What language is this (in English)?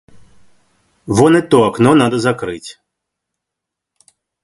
Russian